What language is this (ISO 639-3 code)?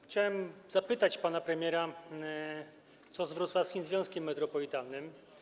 pol